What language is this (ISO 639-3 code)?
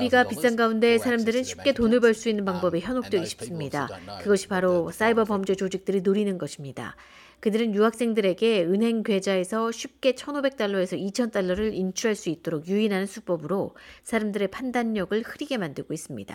kor